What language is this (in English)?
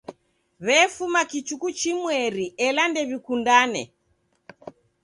Taita